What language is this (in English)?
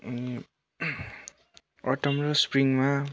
Nepali